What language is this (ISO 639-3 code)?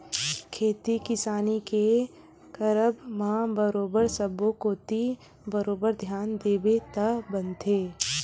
hne